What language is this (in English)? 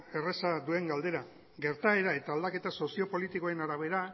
Basque